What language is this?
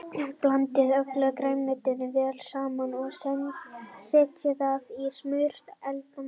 Icelandic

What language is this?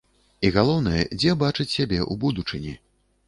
Belarusian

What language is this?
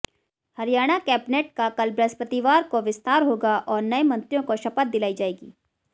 Hindi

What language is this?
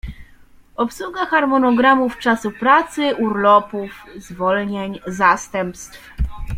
Polish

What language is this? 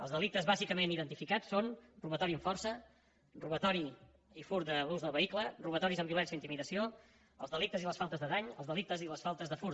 Catalan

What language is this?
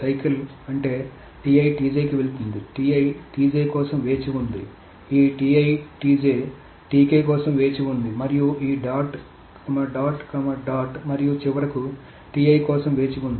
Telugu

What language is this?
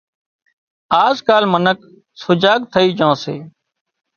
Wadiyara Koli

